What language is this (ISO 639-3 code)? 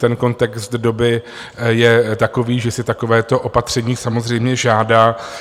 ces